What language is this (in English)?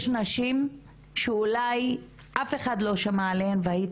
Hebrew